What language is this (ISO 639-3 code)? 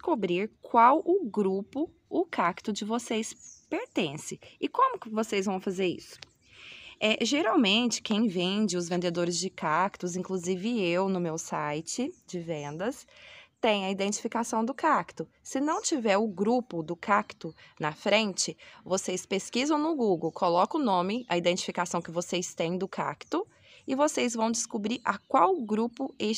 por